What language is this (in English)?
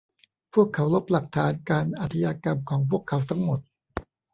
Thai